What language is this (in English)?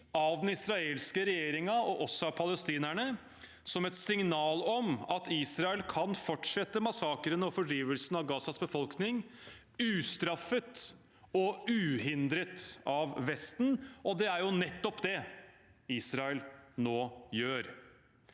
Norwegian